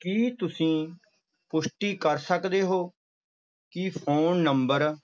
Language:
Punjabi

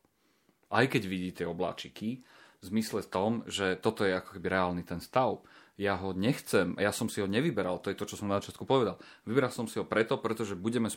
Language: Slovak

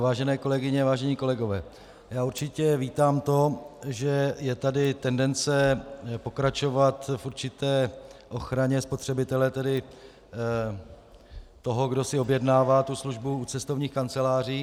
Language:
Czech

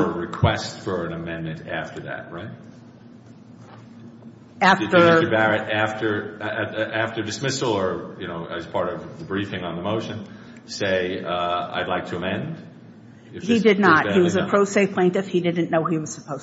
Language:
English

